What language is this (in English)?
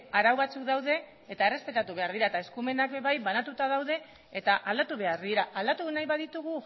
Basque